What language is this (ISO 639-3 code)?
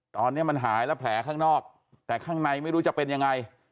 tha